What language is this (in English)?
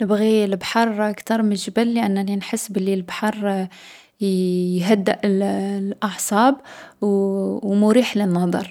Algerian Arabic